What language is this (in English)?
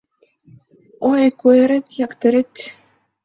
Mari